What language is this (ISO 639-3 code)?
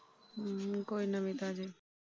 pan